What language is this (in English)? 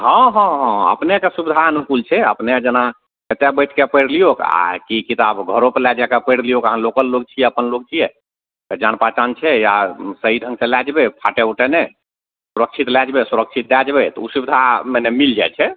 Maithili